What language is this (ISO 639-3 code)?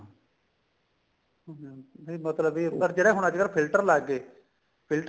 pan